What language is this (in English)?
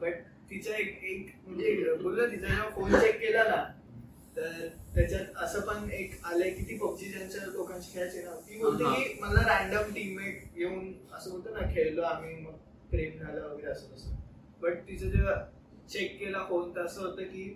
Marathi